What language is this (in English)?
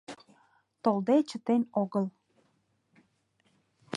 Mari